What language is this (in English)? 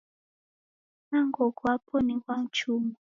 Taita